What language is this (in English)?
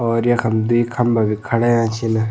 Garhwali